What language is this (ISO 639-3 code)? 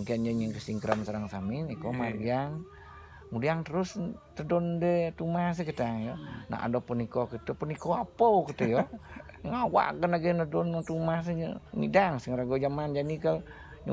ind